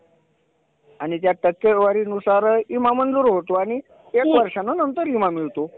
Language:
Marathi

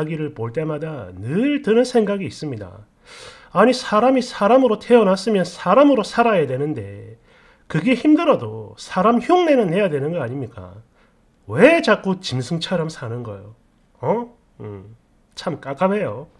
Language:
Korean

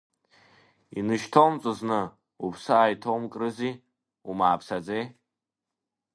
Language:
Abkhazian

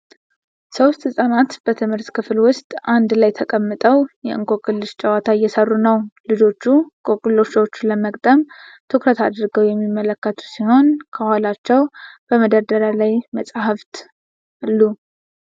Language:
Amharic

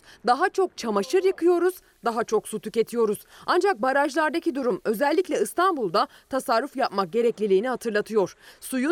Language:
Turkish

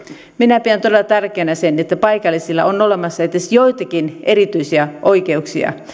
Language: Finnish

